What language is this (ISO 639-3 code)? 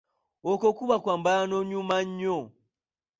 lug